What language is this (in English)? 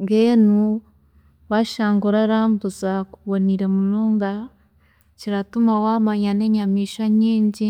Chiga